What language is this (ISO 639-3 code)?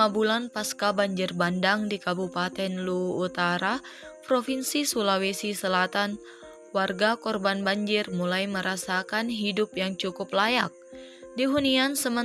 ind